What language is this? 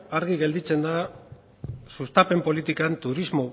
Basque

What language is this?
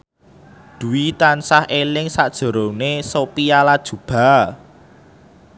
Javanese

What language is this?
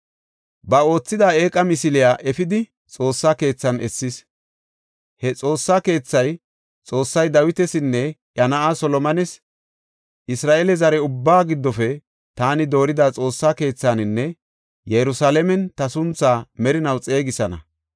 Gofa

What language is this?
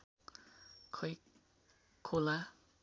Nepali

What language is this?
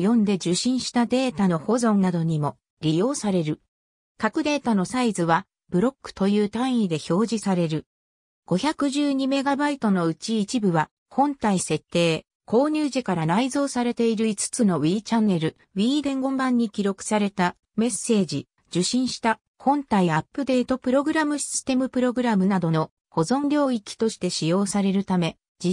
Japanese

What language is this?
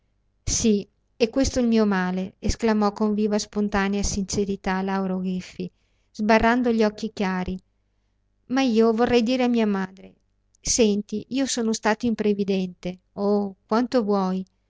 Italian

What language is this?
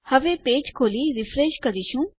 Gujarati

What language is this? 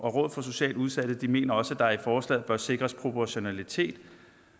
Danish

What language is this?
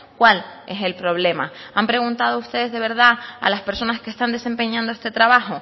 Spanish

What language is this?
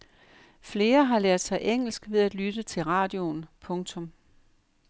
Danish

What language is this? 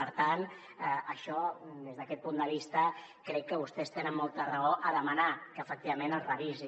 Catalan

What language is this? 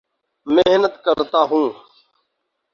Urdu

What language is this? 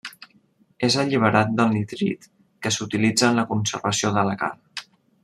Catalan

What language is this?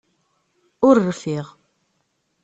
Kabyle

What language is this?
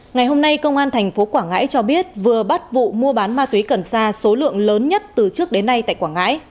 Vietnamese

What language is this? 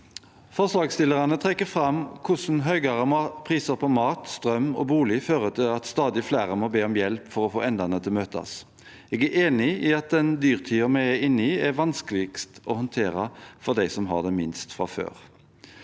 Norwegian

